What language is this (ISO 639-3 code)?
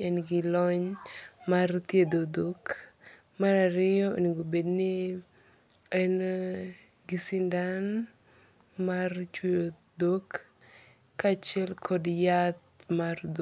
luo